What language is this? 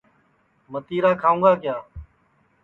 Sansi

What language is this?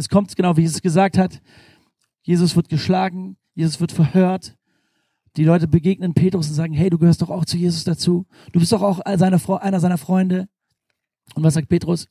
German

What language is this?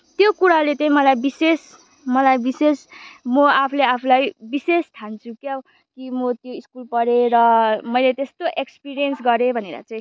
Nepali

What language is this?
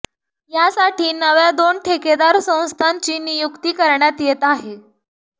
Marathi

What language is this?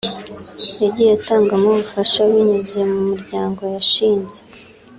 Kinyarwanda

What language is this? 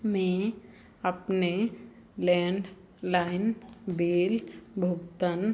Hindi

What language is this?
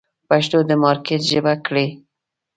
Pashto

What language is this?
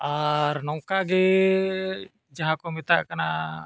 Santali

